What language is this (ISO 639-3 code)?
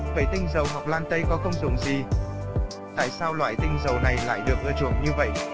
vie